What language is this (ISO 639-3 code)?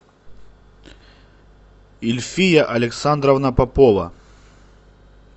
rus